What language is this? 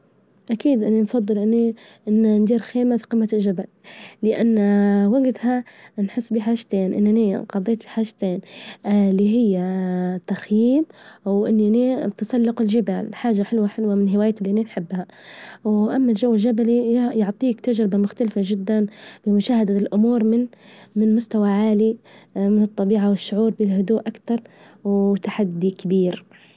Libyan Arabic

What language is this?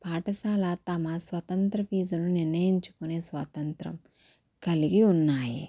Telugu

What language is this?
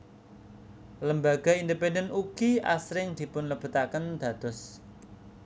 Javanese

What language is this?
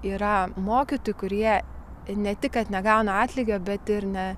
Lithuanian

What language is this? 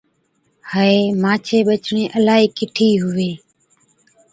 Od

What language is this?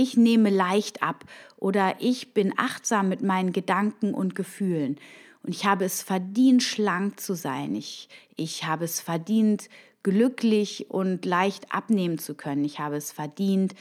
German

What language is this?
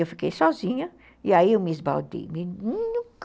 Portuguese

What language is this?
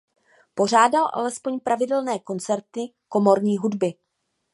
Czech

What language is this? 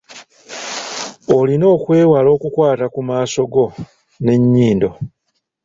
Ganda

